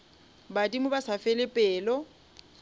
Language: Northern Sotho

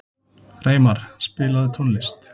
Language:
Icelandic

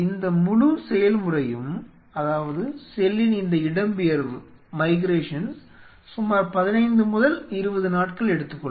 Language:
Tamil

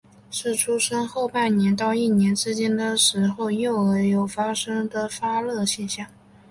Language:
Chinese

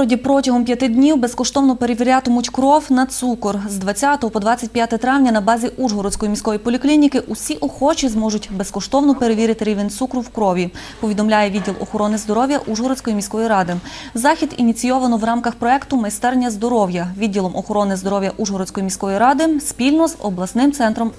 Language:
Ukrainian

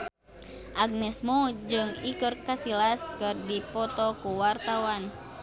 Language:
Sundanese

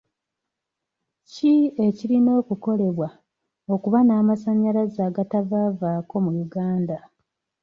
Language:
Ganda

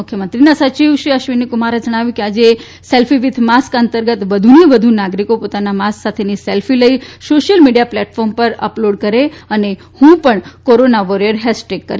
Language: Gujarati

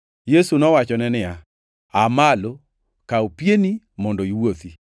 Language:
Luo (Kenya and Tanzania)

